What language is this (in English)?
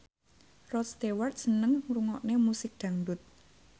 Javanese